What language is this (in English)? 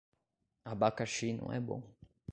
Portuguese